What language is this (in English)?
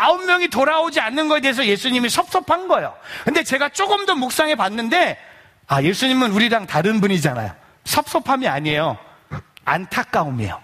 Korean